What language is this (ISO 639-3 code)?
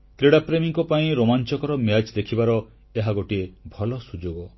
ori